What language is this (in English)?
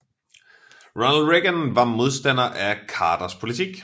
Danish